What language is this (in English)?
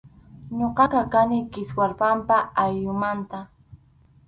Arequipa-La Unión Quechua